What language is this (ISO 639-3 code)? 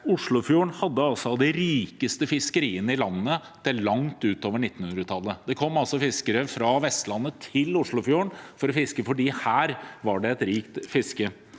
nor